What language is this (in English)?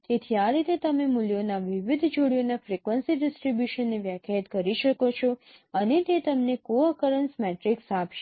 Gujarati